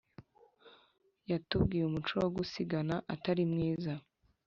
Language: Kinyarwanda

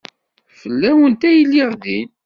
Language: Kabyle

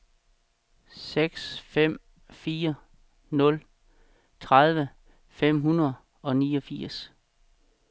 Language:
Danish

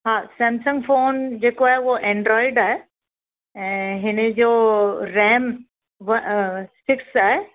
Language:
Sindhi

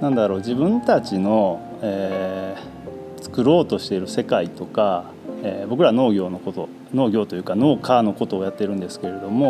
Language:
Japanese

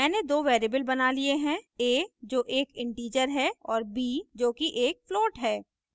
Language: Hindi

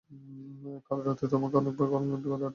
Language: Bangla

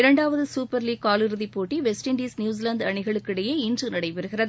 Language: Tamil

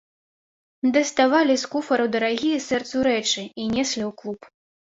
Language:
Belarusian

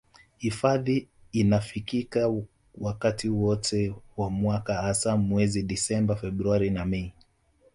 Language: Swahili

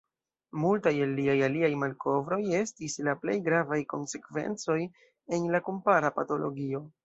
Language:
Esperanto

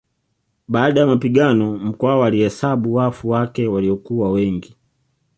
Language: Swahili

